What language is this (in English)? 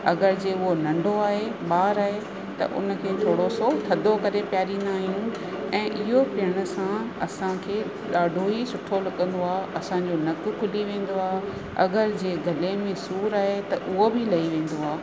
Sindhi